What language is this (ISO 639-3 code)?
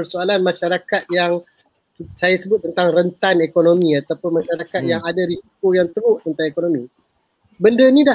msa